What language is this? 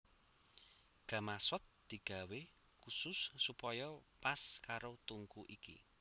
Javanese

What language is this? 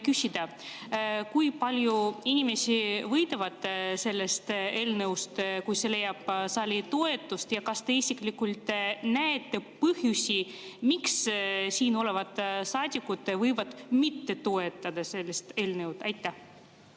Estonian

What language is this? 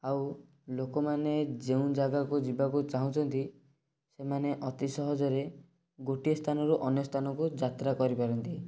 Odia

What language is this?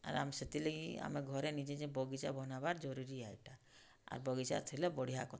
Odia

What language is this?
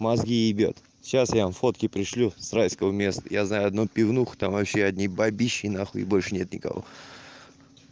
Russian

